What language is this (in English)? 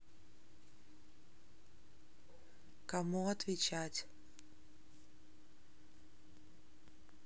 Russian